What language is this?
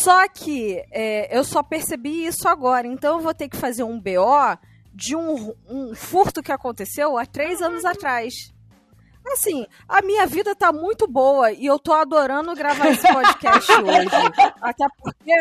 Portuguese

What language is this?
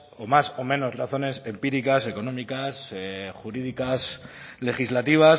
Spanish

